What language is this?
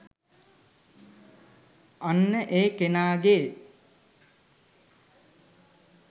Sinhala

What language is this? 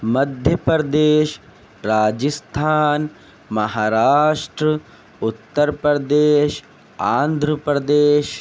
Urdu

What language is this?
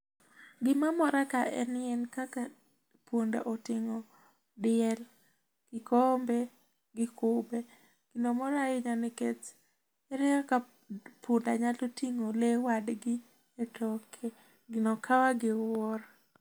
Luo (Kenya and Tanzania)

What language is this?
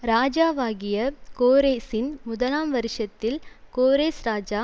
Tamil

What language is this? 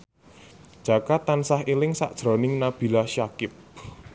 Javanese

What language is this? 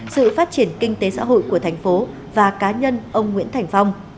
Vietnamese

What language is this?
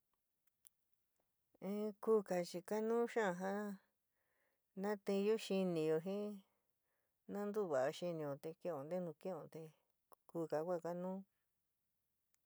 San Miguel El Grande Mixtec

